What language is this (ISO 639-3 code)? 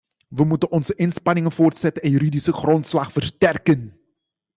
nld